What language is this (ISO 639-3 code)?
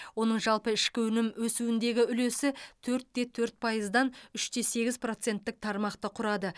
kaz